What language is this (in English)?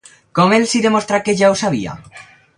Catalan